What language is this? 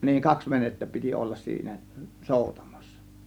Finnish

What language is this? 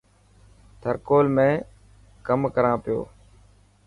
Dhatki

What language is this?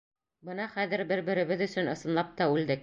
Bashkir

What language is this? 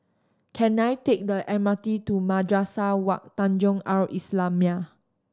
English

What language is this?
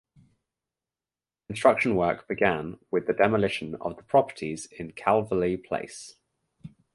English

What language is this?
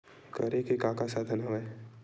Chhattisgarhi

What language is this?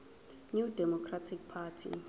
Zulu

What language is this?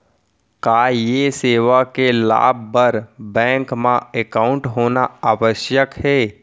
Chhattisgarhi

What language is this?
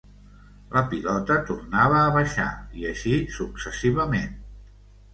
Catalan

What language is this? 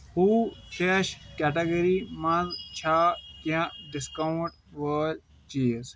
Kashmiri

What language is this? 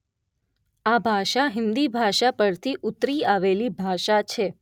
Gujarati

